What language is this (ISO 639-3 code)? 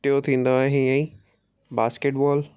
snd